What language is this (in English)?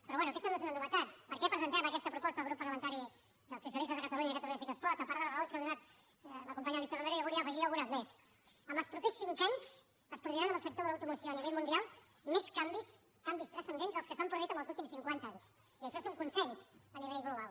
Catalan